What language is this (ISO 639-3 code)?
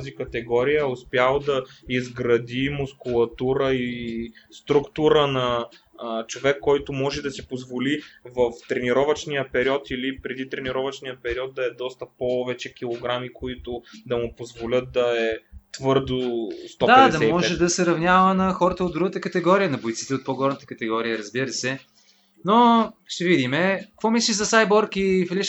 bul